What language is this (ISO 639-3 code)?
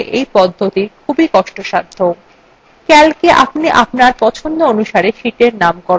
ben